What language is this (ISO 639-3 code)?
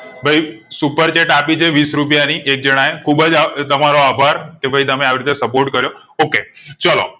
guj